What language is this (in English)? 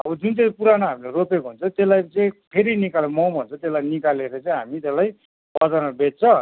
Nepali